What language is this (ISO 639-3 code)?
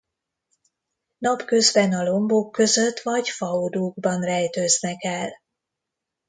hun